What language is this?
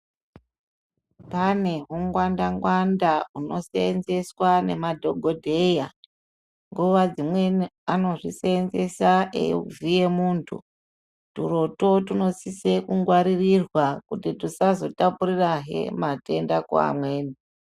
Ndau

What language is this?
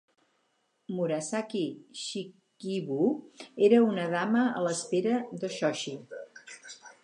Catalan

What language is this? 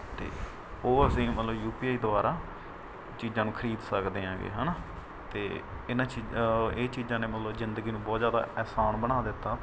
Punjabi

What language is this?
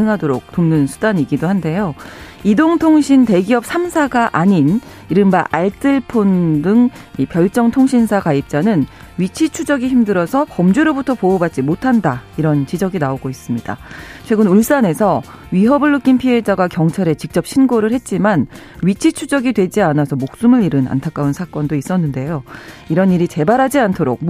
Korean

